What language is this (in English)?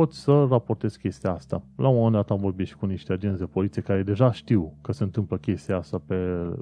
Romanian